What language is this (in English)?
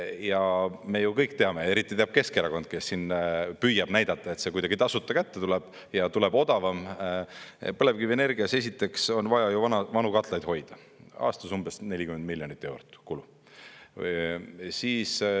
Estonian